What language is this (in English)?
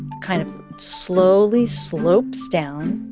English